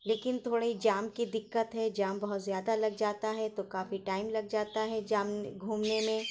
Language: Urdu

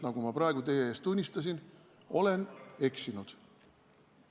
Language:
Estonian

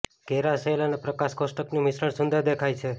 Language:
Gujarati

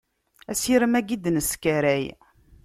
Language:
Kabyle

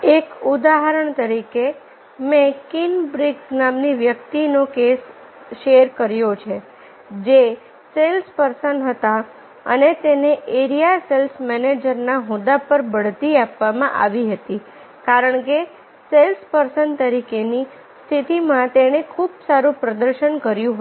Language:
Gujarati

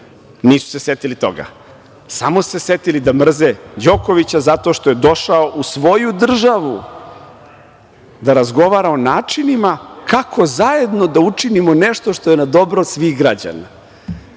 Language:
Serbian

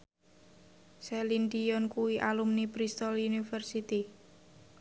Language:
Javanese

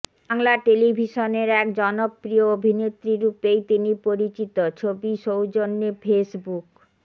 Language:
Bangla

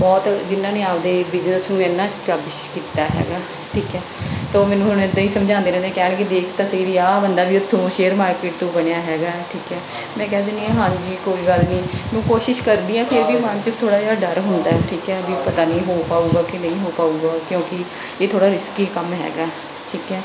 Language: Punjabi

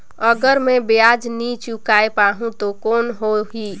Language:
Chhattisgarhi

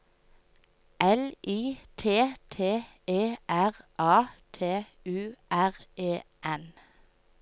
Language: Norwegian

